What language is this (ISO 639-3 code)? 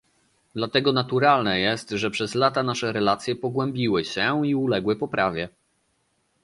pol